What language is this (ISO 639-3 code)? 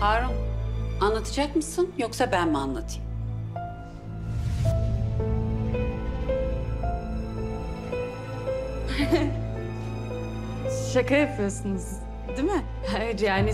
tur